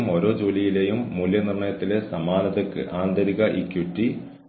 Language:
Malayalam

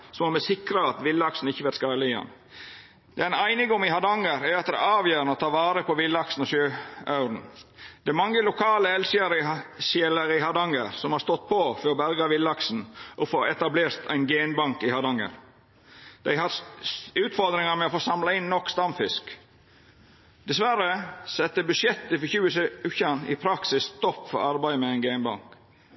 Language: Norwegian Nynorsk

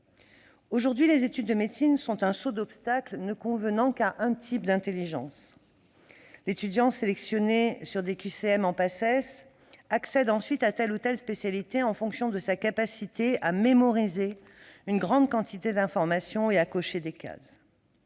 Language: French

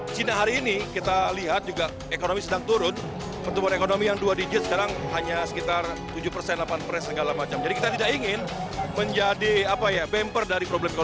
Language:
Indonesian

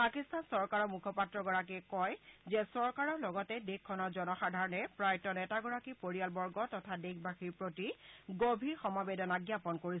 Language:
Assamese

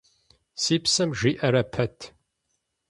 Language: Kabardian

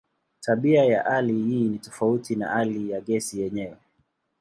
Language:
Swahili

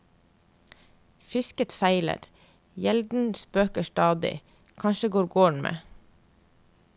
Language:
Norwegian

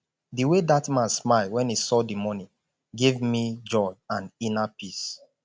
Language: Nigerian Pidgin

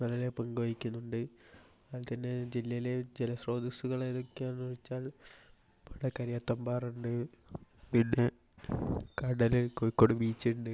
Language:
Malayalam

